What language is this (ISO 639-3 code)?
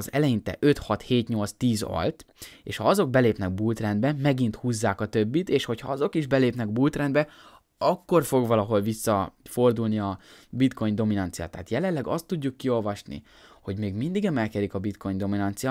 hun